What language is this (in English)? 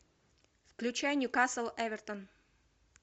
Russian